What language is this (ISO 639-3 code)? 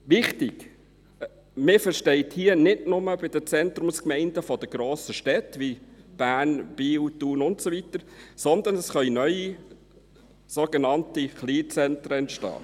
gsw